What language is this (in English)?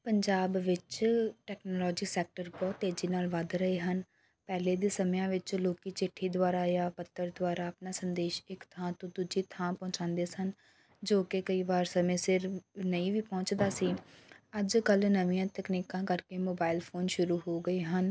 Punjabi